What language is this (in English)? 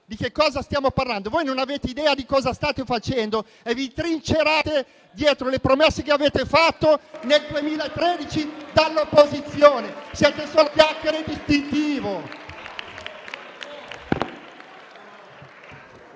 Italian